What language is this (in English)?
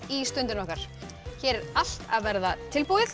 Icelandic